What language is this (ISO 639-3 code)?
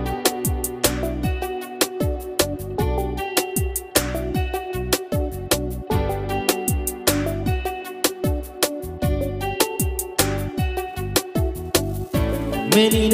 ind